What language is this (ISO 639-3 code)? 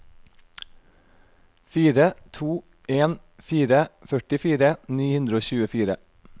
nor